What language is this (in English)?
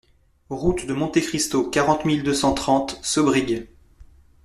French